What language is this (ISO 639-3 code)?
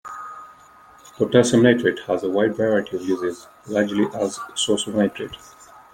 eng